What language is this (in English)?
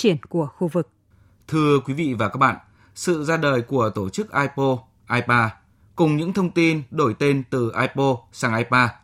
Vietnamese